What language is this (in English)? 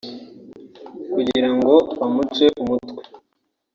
Kinyarwanda